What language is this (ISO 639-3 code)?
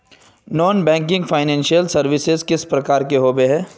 mag